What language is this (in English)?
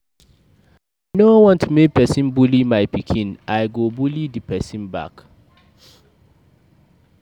Nigerian Pidgin